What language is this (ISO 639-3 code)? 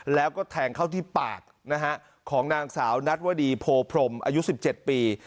tha